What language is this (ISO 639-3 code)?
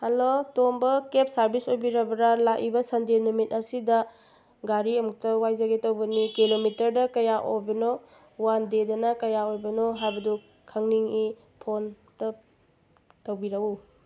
mni